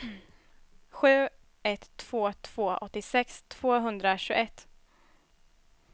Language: Swedish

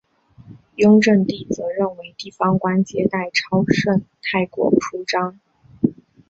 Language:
Chinese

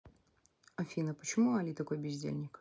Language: Russian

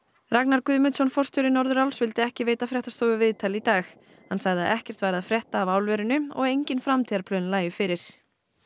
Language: Icelandic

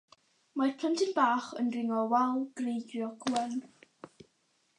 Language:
Welsh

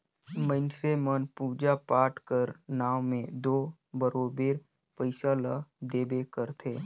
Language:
Chhattisgarhi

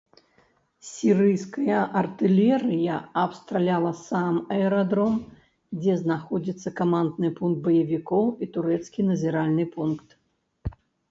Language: Belarusian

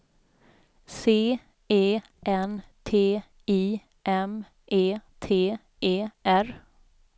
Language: Swedish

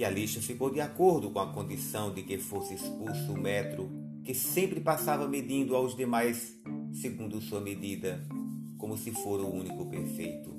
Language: Portuguese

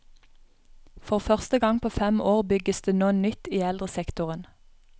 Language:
Norwegian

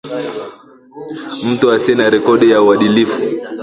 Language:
Swahili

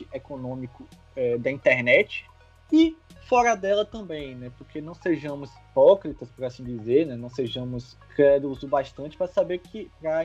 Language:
Portuguese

